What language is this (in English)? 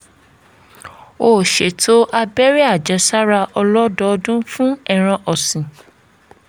Yoruba